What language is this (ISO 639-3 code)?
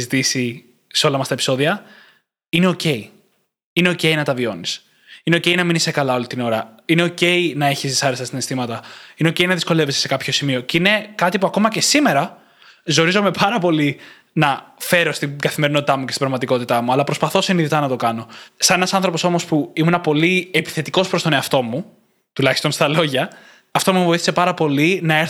ell